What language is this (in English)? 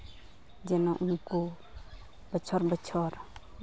Santali